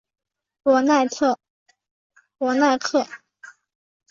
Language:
Chinese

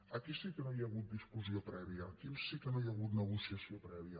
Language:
Catalan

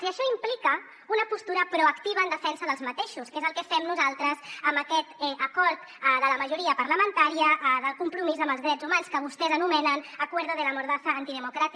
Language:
Catalan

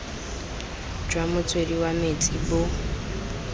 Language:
Tswana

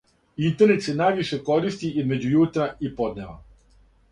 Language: Serbian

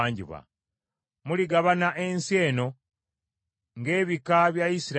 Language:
Ganda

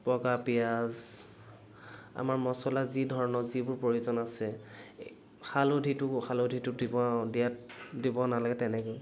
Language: Assamese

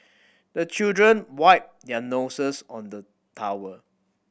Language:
English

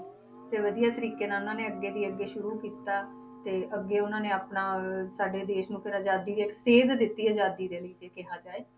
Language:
Punjabi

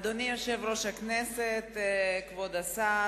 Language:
Hebrew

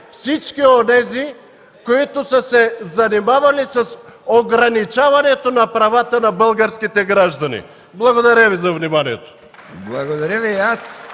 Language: Bulgarian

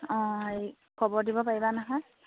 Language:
Assamese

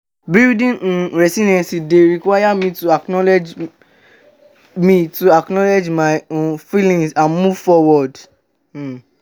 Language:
Nigerian Pidgin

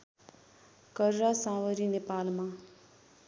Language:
Nepali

